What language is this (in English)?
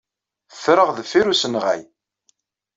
Kabyle